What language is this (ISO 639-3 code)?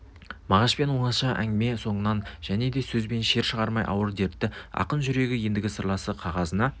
kaz